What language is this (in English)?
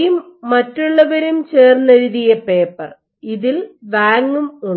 Malayalam